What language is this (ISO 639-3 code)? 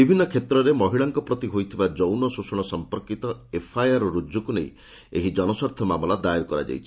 ori